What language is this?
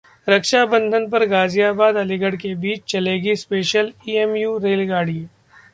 Hindi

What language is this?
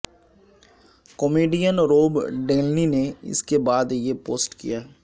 Urdu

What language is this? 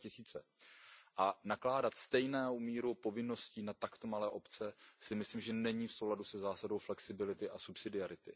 Czech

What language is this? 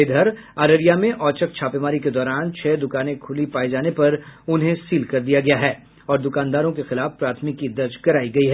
Hindi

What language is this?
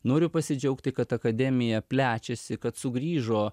Lithuanian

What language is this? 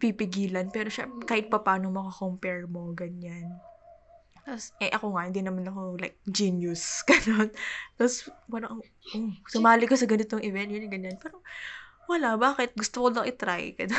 Filipino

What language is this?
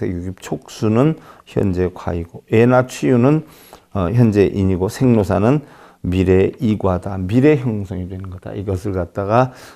Korean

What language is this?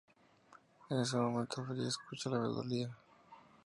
Spanish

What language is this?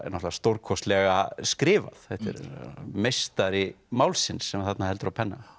Icelandic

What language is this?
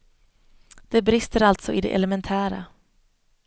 Swedish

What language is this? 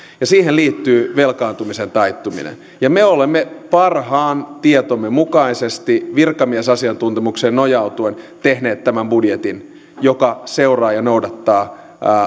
Finnish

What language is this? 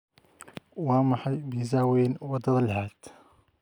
Somali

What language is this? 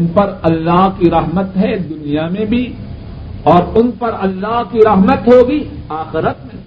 Urdu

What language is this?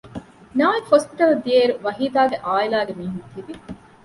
Divehi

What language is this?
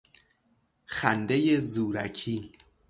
Persian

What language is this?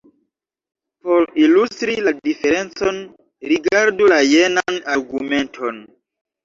Esperanto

